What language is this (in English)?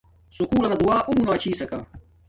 Domaaki